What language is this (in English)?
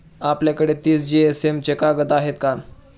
Marathi